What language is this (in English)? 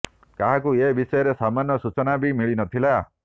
Odia